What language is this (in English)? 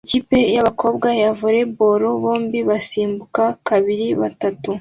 Kinyarwanda